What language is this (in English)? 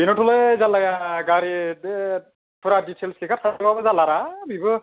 Bodo